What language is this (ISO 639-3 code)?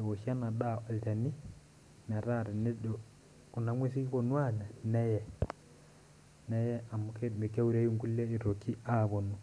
mas